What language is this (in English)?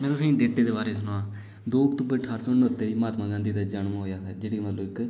Dogri